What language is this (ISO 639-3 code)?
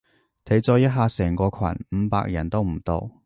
yue